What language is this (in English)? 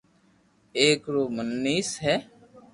Loarki